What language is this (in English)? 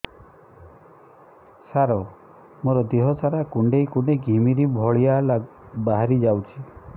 Odia